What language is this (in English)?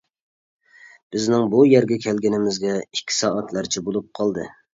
Uyghur